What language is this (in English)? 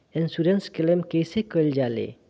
Bhojpuri